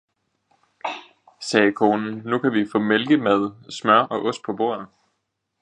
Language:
Danish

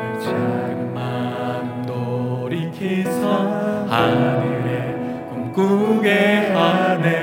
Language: Korean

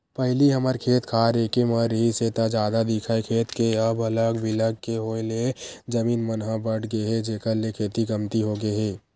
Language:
Chhattisgarhi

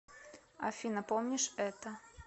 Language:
Russian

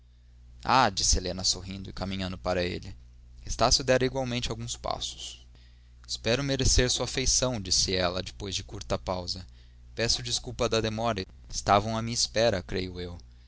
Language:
Portuguese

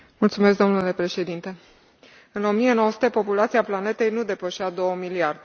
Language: Romanian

